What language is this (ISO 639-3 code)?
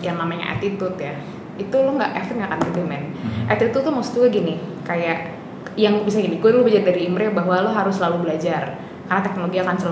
ind